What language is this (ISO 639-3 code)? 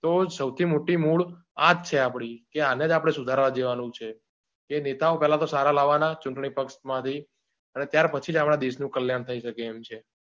guj